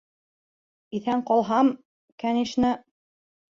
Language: Bashkir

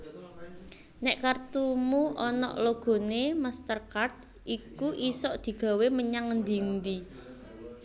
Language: Javanese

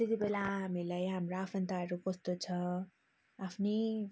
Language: Nepali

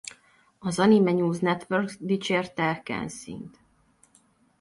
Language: Hungarian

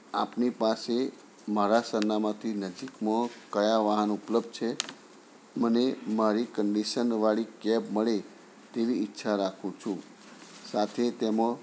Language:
Gujarati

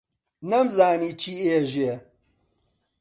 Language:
Central Kurdish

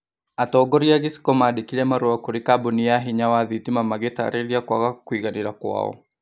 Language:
Kikuyu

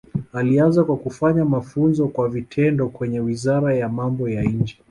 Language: Swahili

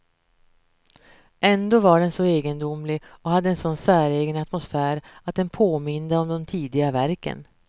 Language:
Swedish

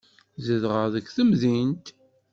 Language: Kabyle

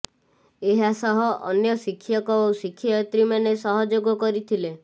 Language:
Odia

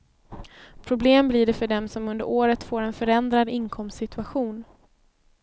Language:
Swedish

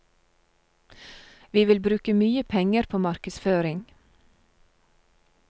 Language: Norwegian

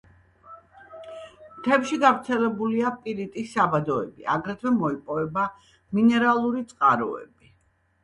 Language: Georgian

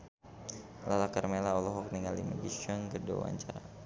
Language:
Sundanese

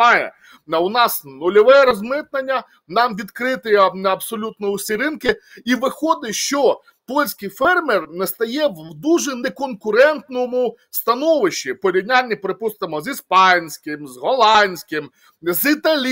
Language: Ukrainian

